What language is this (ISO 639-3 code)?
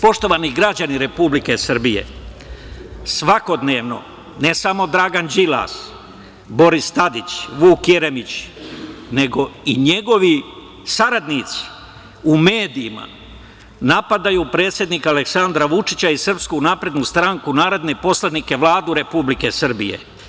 srp